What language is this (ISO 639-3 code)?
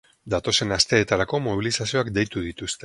eus